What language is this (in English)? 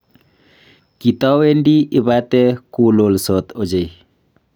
Kalenjin